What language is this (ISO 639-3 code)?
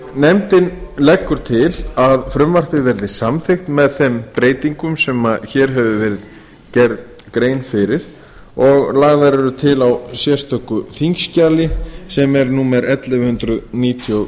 isl